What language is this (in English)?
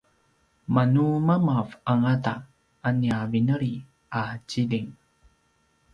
Paiwan